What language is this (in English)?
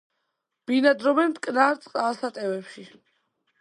Georgian